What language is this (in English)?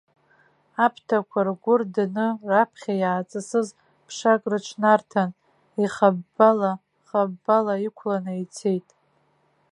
Abkhazian